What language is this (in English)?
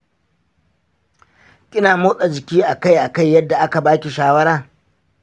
Hausa